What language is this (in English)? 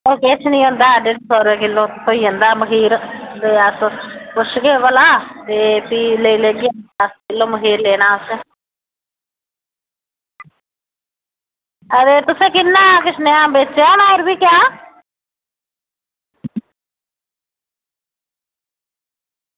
Dogri